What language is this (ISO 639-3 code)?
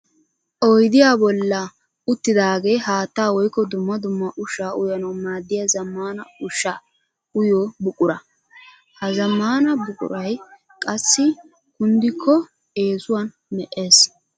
wal